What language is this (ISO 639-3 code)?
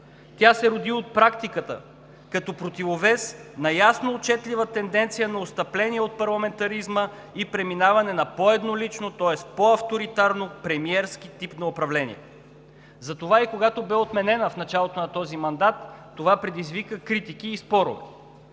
bul